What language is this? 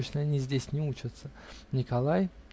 Russian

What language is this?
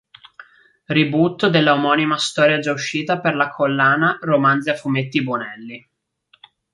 Italian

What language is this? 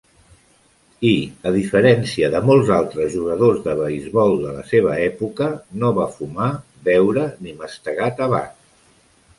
Catalan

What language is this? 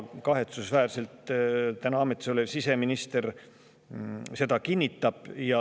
Estonian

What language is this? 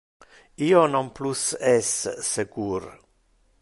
Interlingua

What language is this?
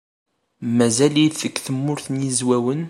Kabyle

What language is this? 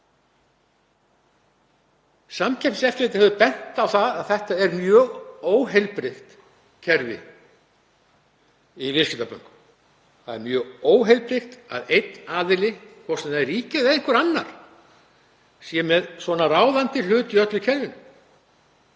Icelandic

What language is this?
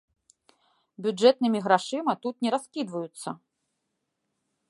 Belarusian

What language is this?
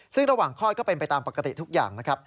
Thai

